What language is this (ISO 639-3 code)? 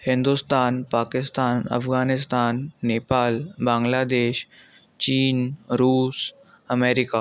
snd